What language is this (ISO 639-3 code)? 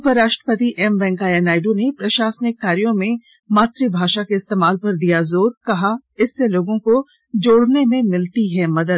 hin